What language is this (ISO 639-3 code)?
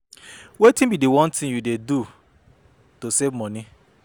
pcm